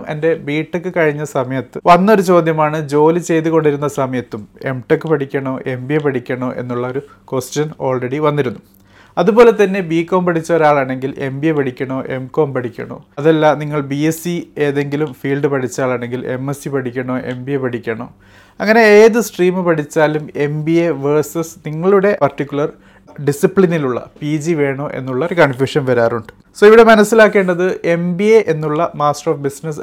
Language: Malayalam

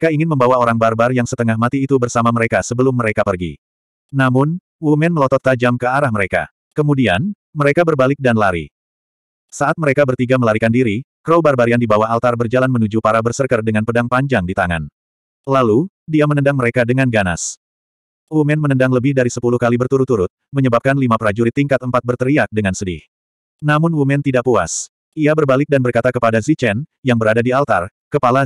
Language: Indonesian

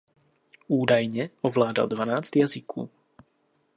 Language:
Czech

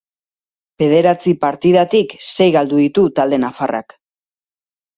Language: Basque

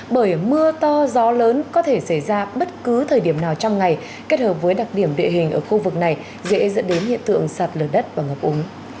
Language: Vietnamese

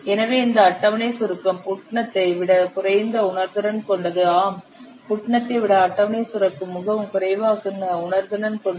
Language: Tamil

